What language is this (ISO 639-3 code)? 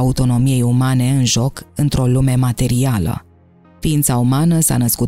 ron